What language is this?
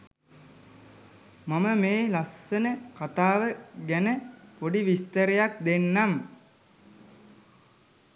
Sinhala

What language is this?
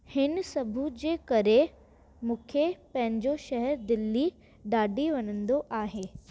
Sindhi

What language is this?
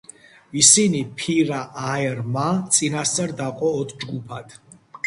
Georgian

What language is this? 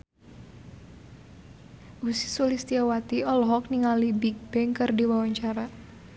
Sundanese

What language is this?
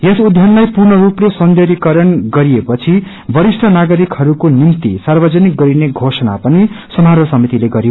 Nepali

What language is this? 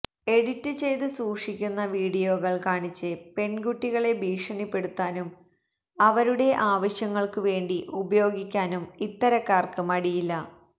Malayalam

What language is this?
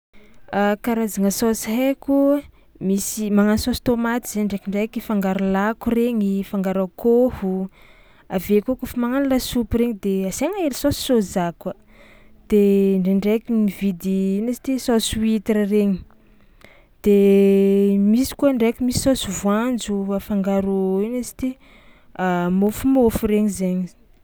Tsimihety Malagasy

